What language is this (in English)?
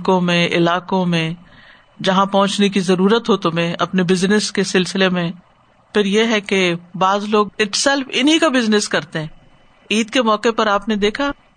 Urdu